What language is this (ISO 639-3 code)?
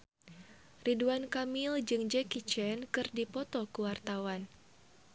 sun